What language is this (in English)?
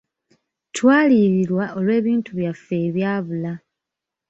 Ganda